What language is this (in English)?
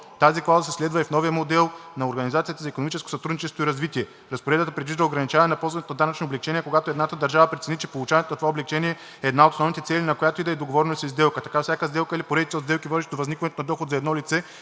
Bulgarian